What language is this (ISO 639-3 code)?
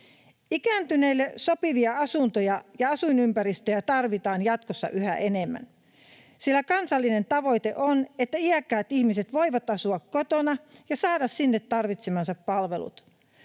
fin